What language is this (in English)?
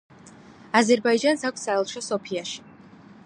Georgian